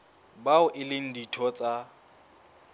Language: Southern Sotho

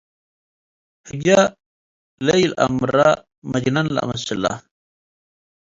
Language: Tigre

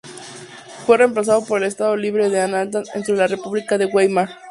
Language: Spanish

